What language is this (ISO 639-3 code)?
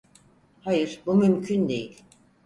tur